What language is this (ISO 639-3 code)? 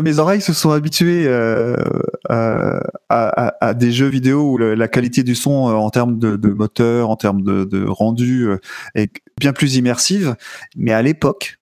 fra